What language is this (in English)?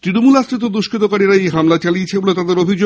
Bangla